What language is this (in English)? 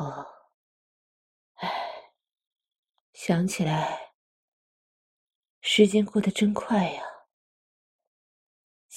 Chinese